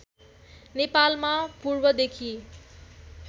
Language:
Nepali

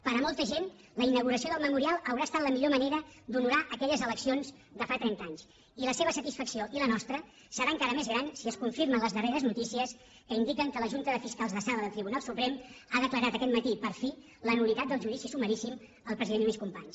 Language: Catalan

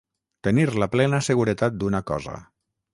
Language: Catalan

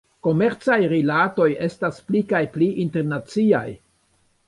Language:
Esperanto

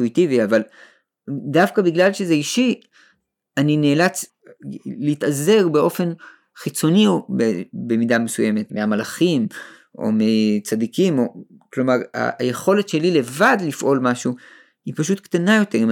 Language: Hebrew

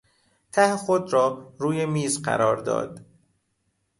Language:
Persian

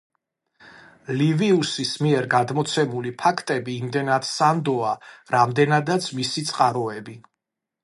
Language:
Georgian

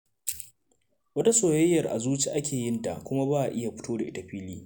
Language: Hausa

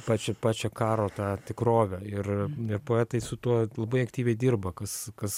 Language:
Lithuanian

